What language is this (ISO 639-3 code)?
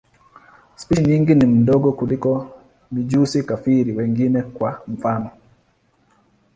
swa